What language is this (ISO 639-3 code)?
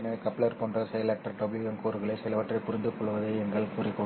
tam